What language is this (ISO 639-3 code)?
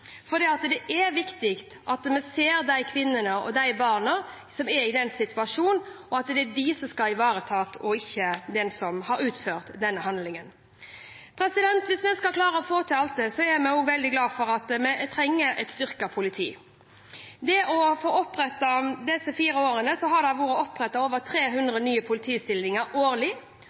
nob